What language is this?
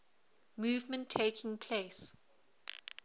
English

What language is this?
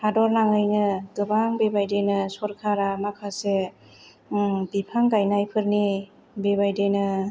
Bodo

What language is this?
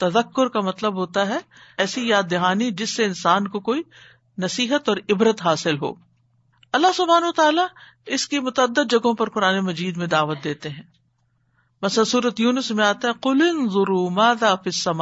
Urdu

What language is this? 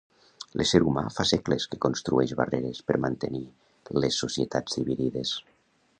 Catalan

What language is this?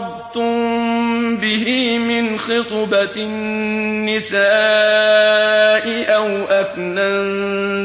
Arabic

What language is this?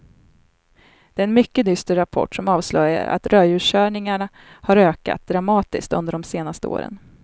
Swedish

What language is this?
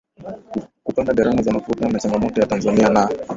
Swahili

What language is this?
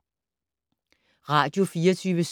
Danish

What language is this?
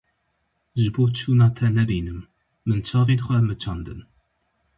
Kurdish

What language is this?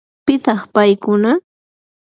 Yanahuanca Pasco Quechua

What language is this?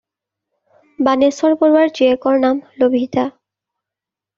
Assamese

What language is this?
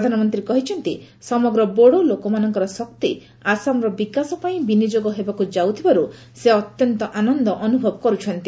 Odia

